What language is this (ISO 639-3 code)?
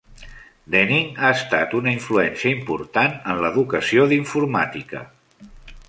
cat